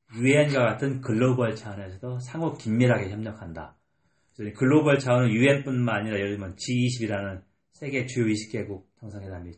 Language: Korean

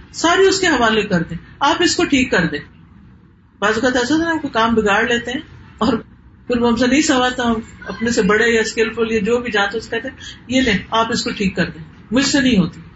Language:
Urdu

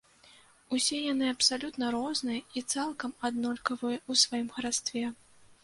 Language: Belarusian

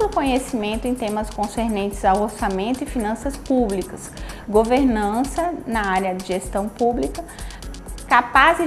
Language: Portuguese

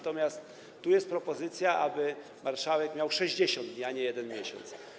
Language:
Polish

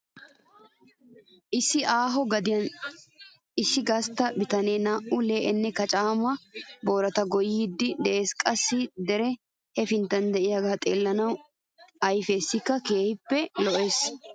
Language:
Wolaytta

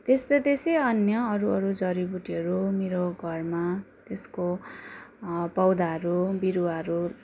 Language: Nepali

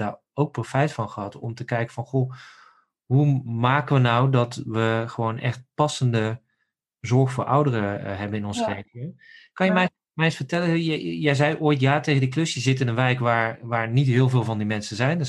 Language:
Dutch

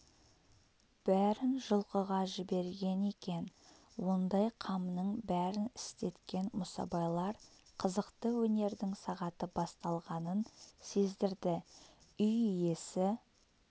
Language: Kazakh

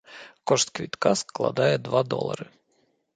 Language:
Belarusian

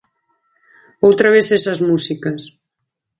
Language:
Galician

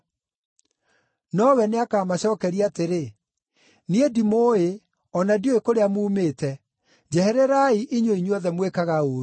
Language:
Kikuyu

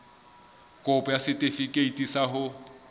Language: Southern Sotho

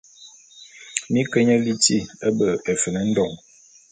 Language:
Bulu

